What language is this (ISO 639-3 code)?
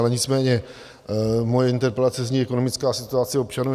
ces